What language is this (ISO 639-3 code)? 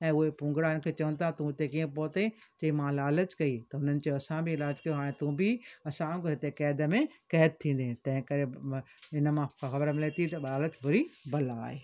snd